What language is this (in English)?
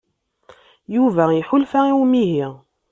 Kabyle